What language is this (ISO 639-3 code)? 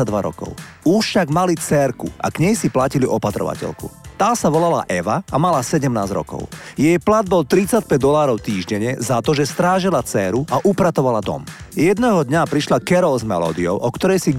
slk